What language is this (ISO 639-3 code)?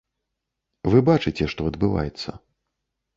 bel